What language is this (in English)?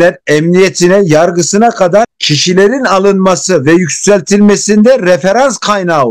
Turkish